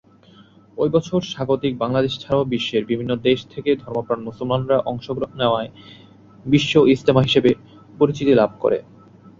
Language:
Bangla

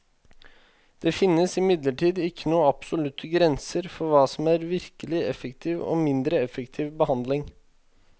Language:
Norwegian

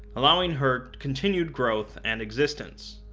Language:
English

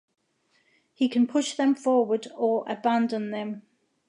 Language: English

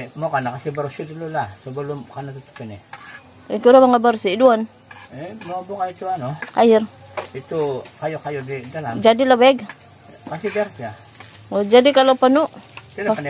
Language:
Indonesian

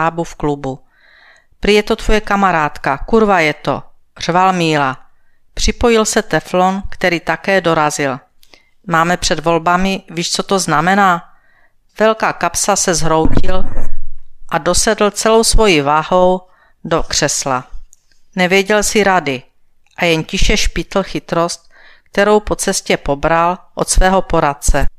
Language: Czech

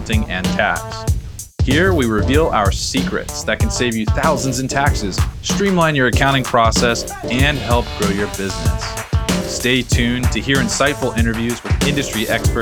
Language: English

